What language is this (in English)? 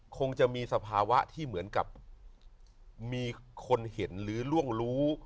Thai